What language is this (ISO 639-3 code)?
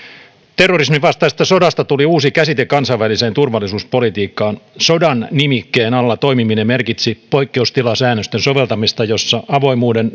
fin